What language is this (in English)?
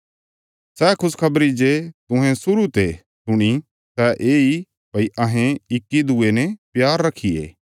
Bilaspuri